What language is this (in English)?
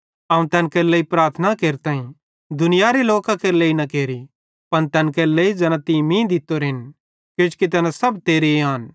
Bhadrawahi